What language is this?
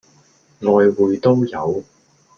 Cantonese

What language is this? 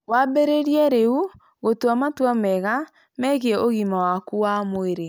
Kikuyu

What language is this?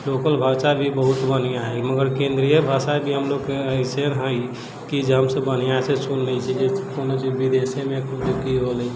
Maithili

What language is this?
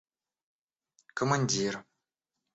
Russian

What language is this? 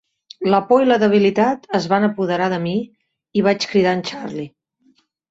Catalan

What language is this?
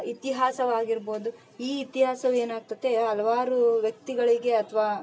Kannada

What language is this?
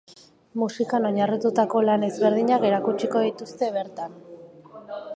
Basque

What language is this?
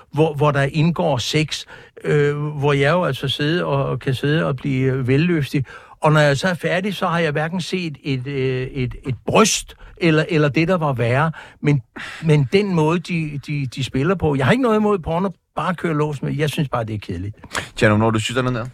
Danish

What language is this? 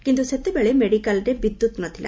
Odia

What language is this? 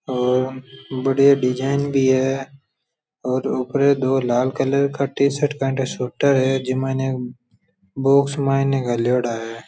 Rajasthani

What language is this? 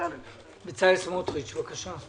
Hebrew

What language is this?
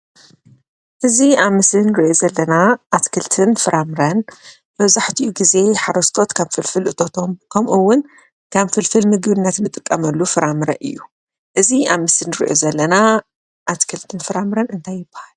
Tigrinya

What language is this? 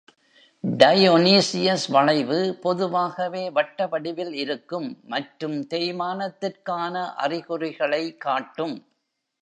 Tamil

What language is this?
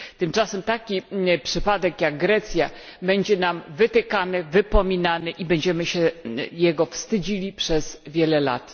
Polish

